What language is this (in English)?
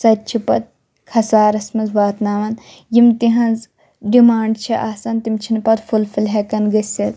Kashmiri